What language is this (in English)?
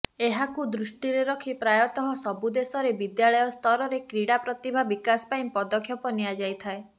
Odia